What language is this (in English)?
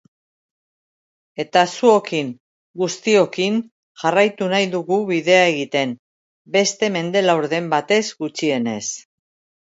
Basque